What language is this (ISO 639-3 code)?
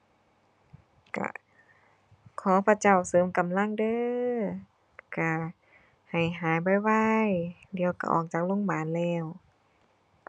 tha